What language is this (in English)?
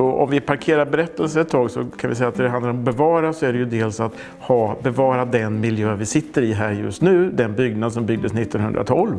Swedish